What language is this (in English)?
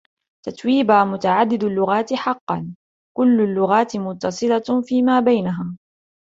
Arabic